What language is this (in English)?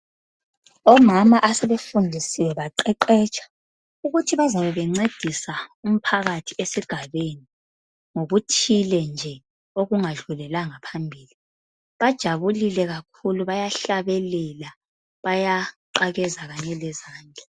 North Ndebele